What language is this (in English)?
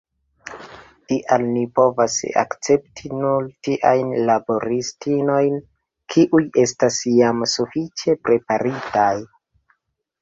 Esperanto